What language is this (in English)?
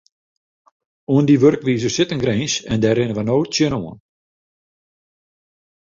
Western Frisian